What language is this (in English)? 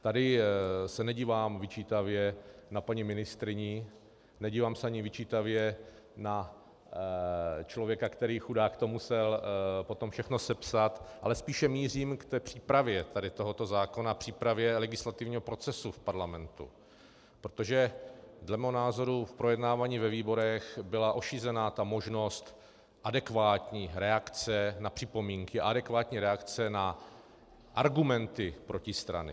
Czech